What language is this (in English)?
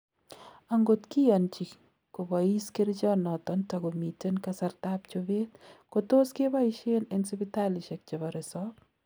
Kalenjin